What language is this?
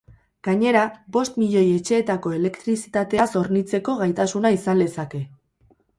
Basque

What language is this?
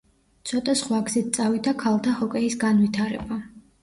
Georgian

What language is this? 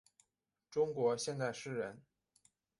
Chinese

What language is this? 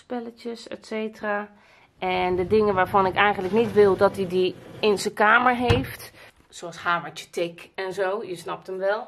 Dutch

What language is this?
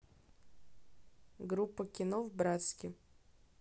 Russian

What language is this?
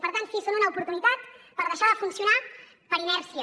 Catalan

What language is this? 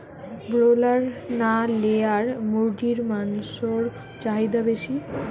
Bangla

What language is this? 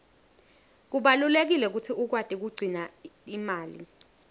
Swati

